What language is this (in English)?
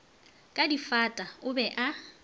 Northern Sotho